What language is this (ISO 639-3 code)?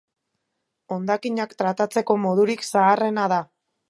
eus